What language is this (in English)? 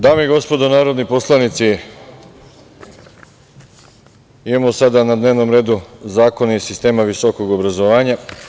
Serbian